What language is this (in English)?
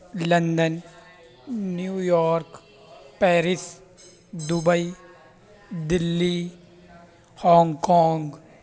Urdu